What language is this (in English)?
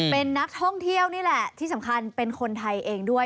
Thai